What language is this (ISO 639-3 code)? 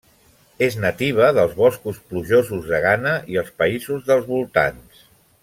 cat